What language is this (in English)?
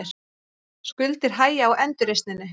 Icelandic